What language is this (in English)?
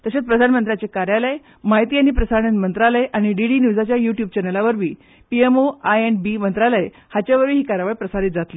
Konkani